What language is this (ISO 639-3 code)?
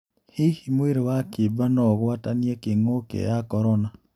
kik